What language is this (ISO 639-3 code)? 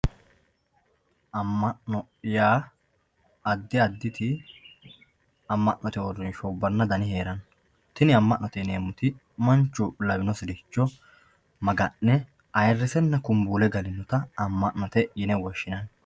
sid